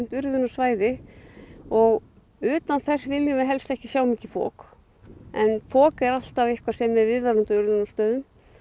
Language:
Icelandic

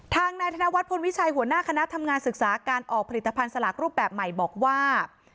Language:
Thai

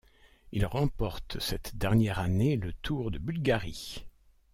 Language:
French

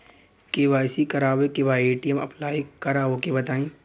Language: Bhojpuri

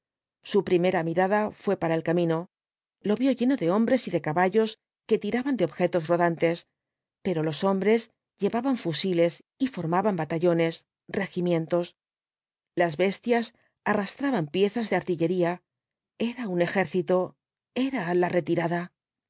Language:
Spanish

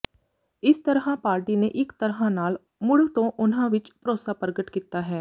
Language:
Punjabi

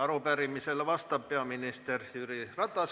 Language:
Estonian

